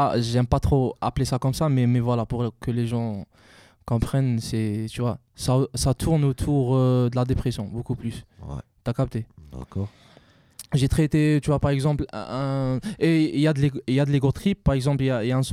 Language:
French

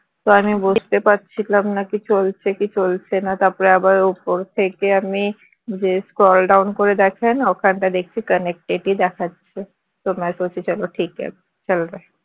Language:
Bangla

